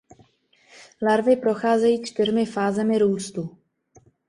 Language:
Czech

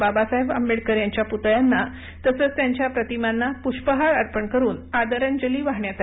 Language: Marathi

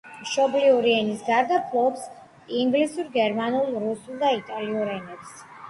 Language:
Georgian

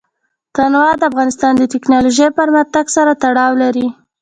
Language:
Pashto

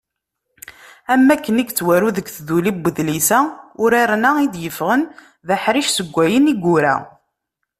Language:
Kabyle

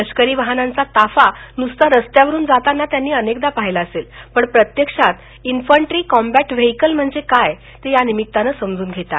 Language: Marathi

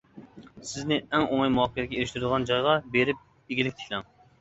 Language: Uyghur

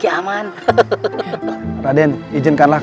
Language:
Indonesian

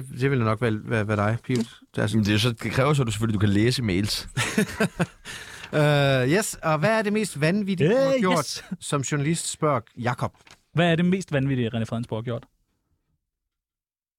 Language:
Danish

